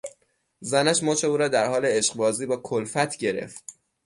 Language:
Persian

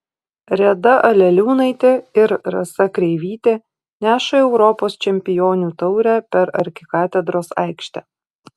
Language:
Lithuanian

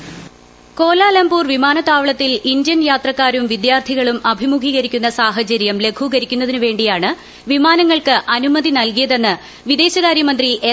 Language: Malayalam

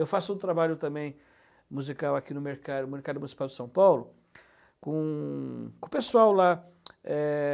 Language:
Portuguese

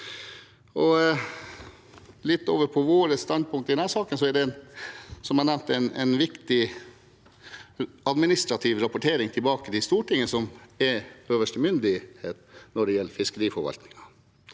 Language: Norwegian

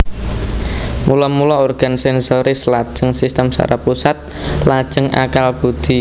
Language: Javanese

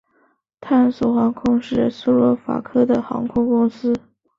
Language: Chinese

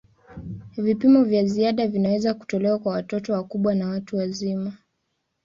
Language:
Swahili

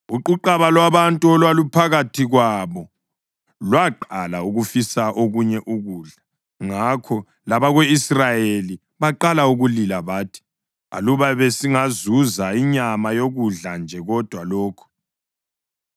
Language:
North Ndebele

